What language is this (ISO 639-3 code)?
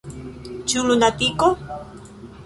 epo